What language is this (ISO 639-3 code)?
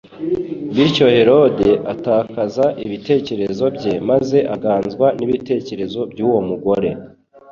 kin